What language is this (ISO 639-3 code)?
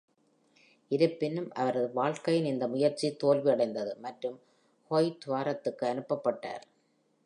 tam